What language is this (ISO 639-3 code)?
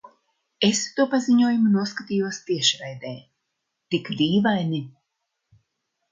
lav